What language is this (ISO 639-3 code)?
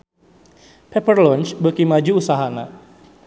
sun